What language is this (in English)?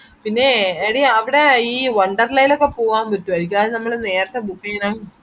Malayalam